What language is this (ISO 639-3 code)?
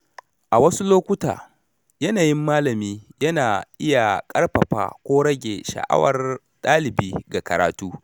hau